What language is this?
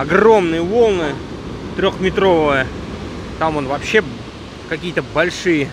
Russian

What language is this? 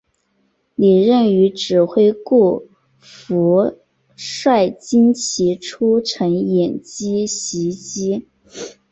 Chinese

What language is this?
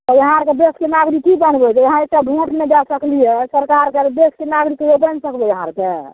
Maithili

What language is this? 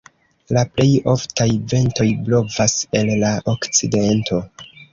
Esperanto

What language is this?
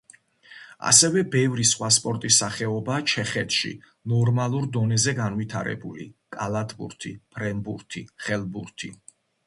Georgian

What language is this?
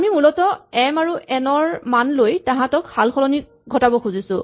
Assamese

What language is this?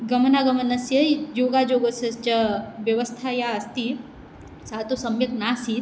Sanskrit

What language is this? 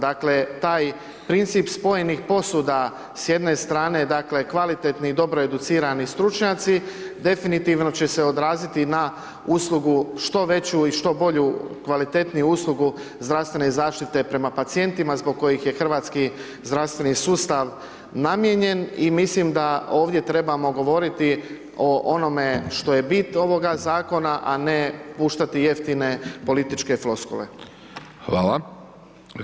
Croatian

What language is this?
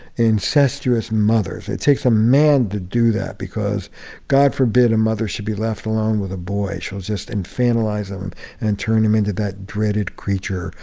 English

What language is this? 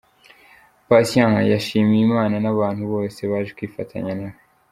Kinyarwanda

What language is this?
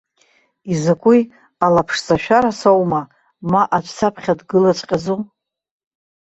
Abkhazian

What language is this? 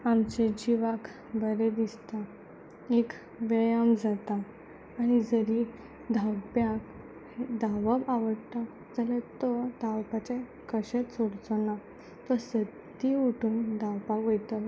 Konkani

